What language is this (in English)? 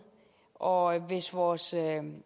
Danish